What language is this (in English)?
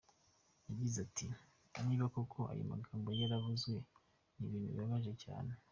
Kinyarwanda